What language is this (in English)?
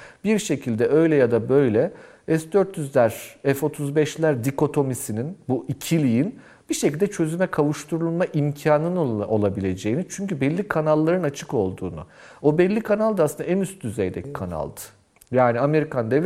Turkish